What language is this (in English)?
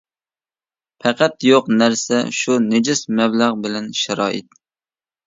Uyghur